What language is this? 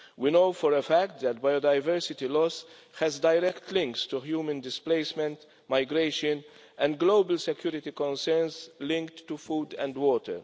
English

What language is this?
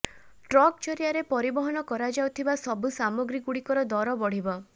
Odia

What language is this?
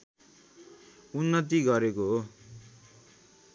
Nepali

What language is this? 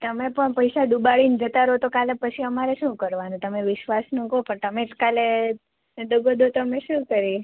Gujarati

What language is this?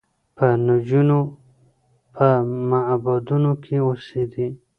Pashto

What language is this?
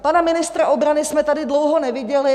Czech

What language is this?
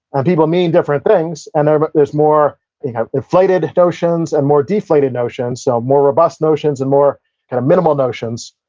English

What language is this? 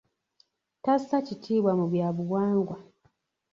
Ganda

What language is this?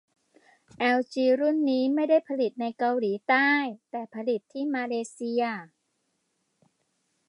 Thai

